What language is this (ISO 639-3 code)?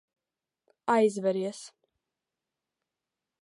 lav